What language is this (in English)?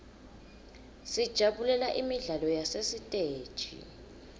Swati